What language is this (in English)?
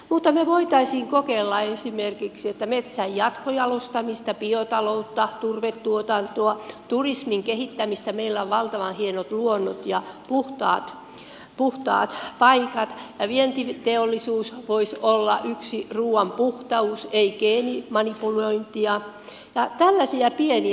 Finnish